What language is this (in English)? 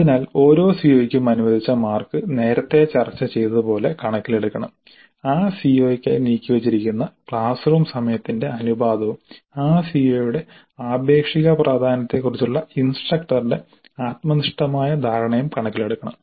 Malayalam